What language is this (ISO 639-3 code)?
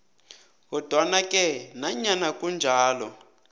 nbl